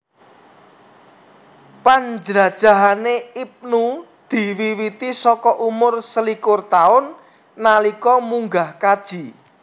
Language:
Javanese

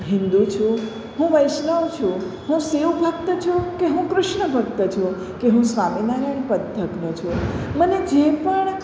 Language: Gujarati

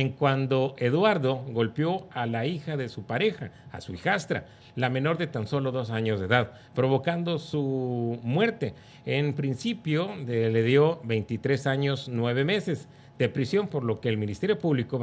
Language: Spanish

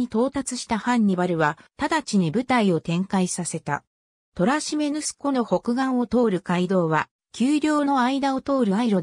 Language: Japanese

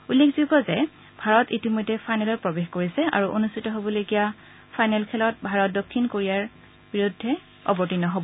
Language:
Assamese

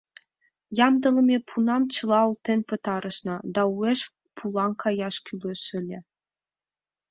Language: Mari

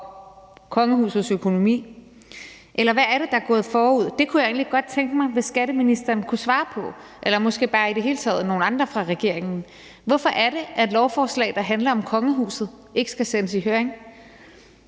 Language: Danish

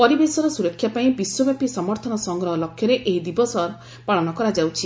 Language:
Odia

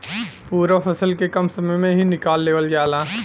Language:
Bhojpuri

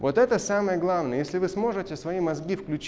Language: Russian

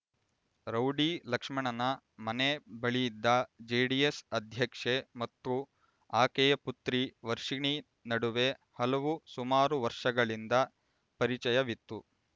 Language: Kannada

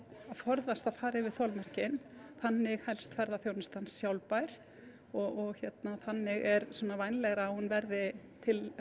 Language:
Icelandic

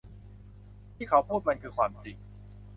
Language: Thai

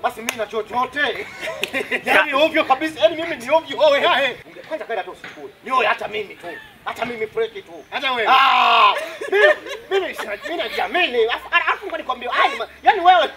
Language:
French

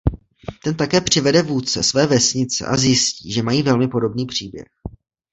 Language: Czech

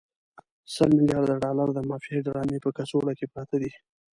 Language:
Pashto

